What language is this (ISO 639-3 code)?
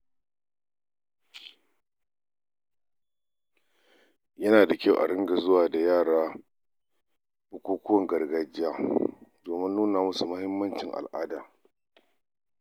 hau